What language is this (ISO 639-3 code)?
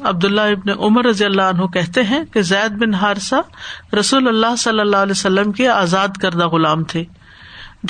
urd